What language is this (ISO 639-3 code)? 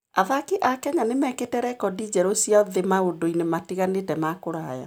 kik